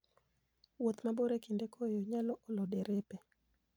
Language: Luo (Kenya and Tanzania)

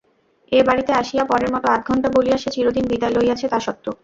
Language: Bangla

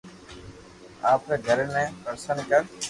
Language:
Loarki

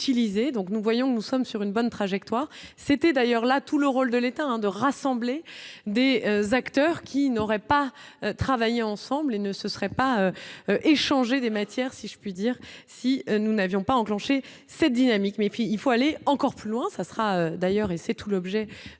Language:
French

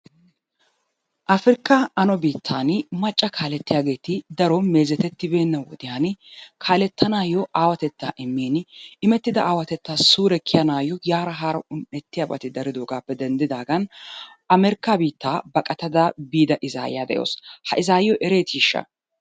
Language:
Wolaytta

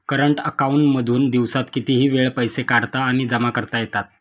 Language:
Marathi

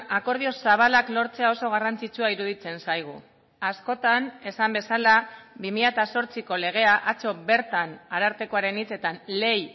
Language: Basque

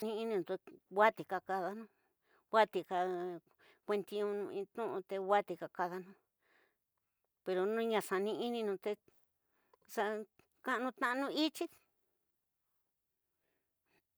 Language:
Tidaá Mixtec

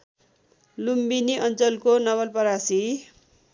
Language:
Nepali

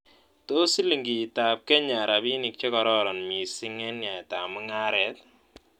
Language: Kalenjin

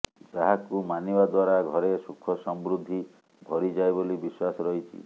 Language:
Odia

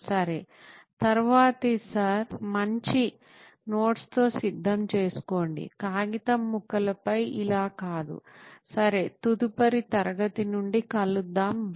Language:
Telugu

